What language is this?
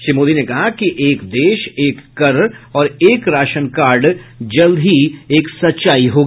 Hindi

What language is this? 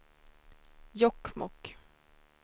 Swedish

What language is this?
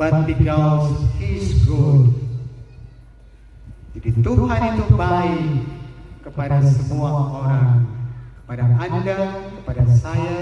Indonesian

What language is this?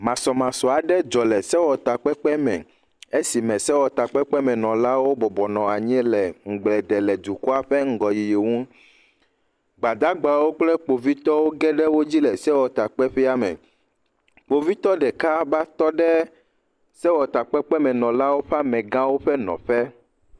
Ewe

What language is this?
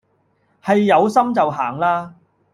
Cantonese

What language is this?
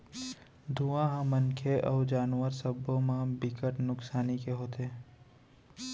Chhattisgarhi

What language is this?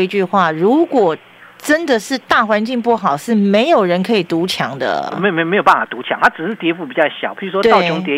Chinese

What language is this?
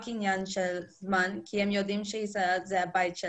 Hebrew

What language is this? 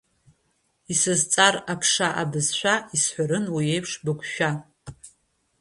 Abkhazian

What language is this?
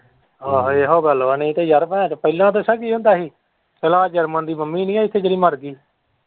Punjabi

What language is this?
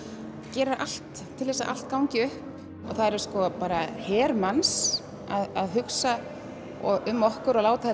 Icelandic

